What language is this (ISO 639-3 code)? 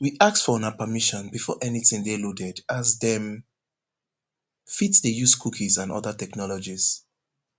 pcm